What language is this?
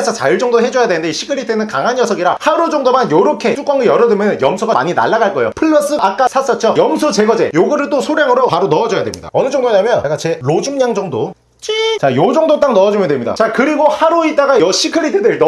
Korean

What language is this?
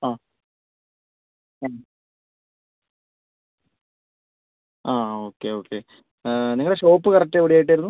Malayalam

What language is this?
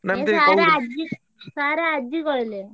Odia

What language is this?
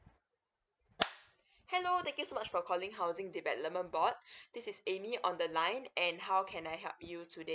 English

